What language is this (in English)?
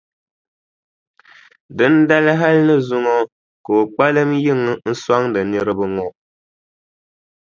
Dagbani